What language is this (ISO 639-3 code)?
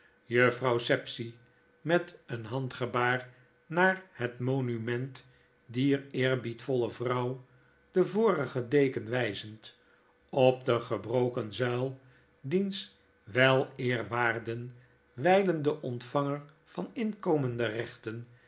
nld